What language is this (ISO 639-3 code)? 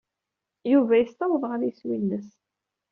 kab